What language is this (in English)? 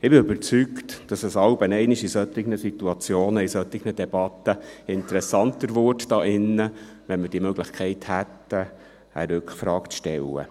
Swiss German